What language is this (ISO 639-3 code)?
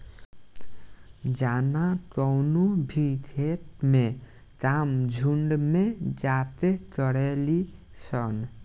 bho